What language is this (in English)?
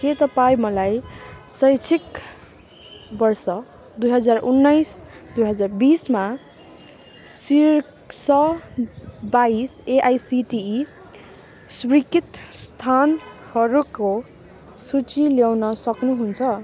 Nepali